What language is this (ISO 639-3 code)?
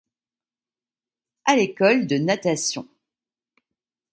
fra